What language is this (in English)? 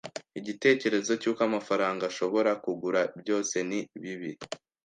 Kinyarwanda